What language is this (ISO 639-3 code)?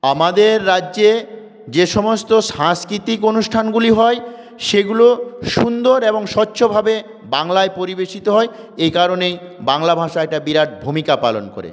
ben